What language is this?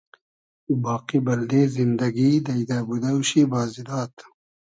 Hazaragi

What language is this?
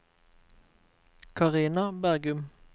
Norwegian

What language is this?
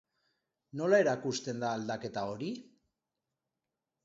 Basque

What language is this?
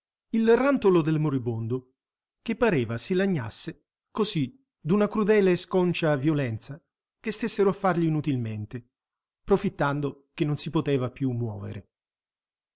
Italian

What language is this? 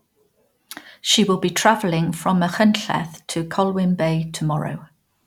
English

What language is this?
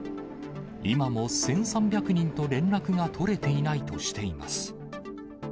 Japanese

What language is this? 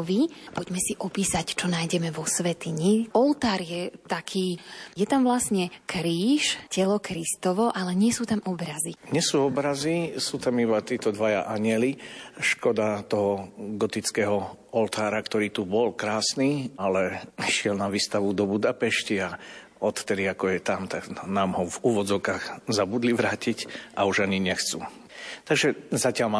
Slovak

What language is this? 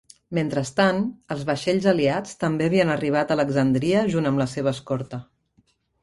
Catalan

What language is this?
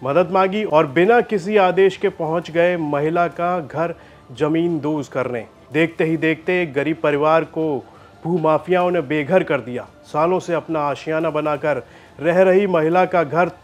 Hindi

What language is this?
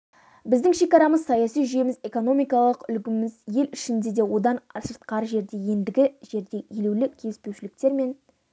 Kazakh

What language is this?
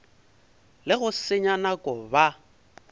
Northern Sotho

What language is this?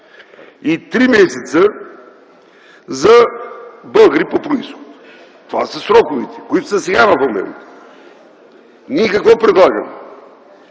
Bulgarian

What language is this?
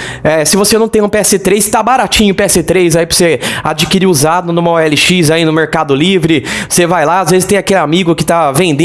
Portuguese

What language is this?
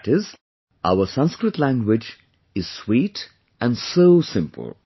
English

